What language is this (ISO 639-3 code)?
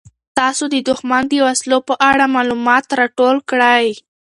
pus